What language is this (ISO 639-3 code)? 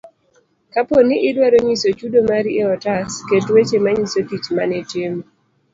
luo